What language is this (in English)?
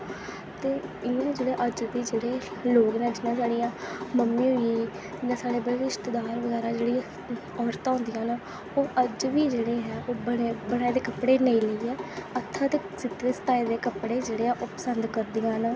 Dogri